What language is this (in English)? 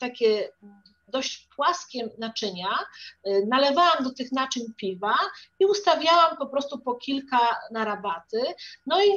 Polish